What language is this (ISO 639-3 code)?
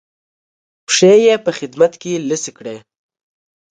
pus